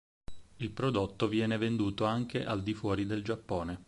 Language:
Italian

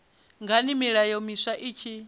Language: Venda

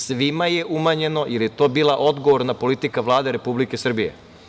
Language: Serbian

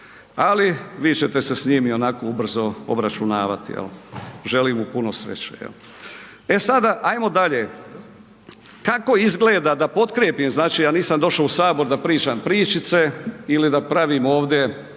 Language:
Croatian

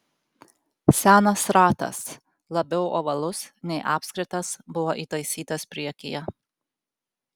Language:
Lithuanian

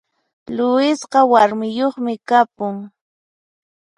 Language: Puno Quechua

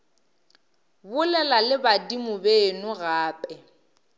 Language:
Northern Sotho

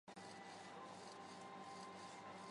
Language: Chinese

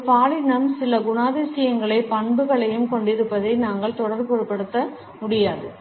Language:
Tamil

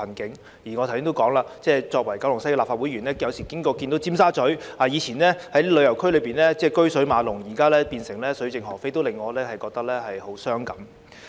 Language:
Cantonese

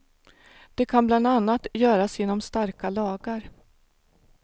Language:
Swedish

